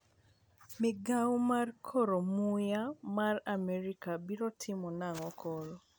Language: Luo (Kenya and Tanzania)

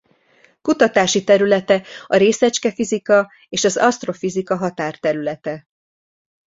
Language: Hungarian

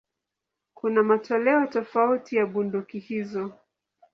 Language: Swahili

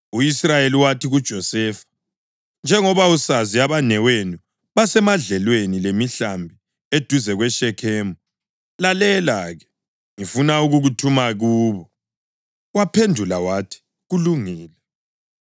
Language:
North Ndebele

